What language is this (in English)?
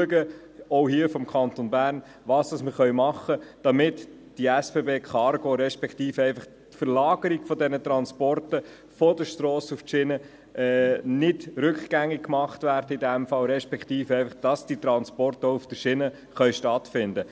Swiss German